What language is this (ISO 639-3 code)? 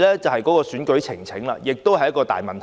yue